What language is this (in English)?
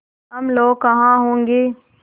Hindi